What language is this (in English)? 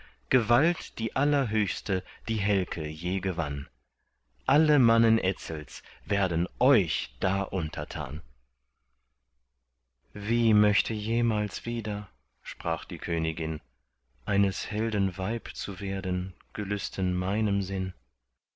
German